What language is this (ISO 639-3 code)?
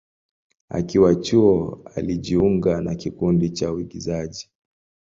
swa